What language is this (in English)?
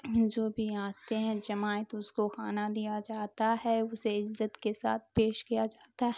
Urdu